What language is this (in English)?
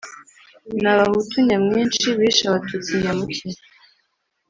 Kinyarwanda